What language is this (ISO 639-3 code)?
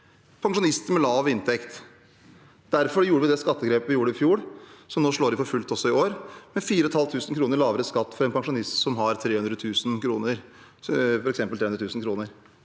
nor